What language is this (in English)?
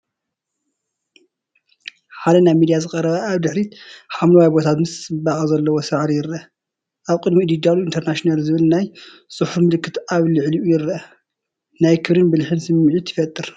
Tigrinya